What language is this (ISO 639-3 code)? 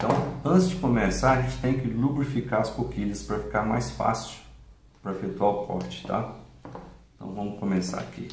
por